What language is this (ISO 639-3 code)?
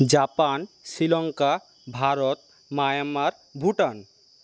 ben